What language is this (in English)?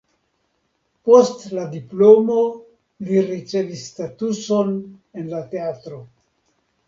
Esperanto